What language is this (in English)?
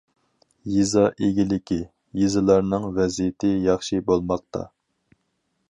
Uyghur